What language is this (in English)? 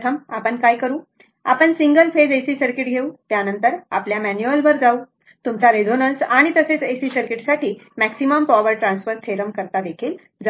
Marathi